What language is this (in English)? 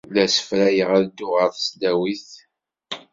Kabyle